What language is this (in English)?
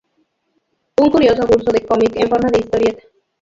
Spanish